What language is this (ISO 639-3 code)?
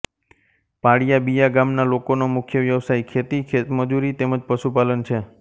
guj